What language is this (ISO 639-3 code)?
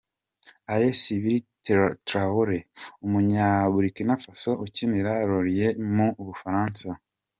kin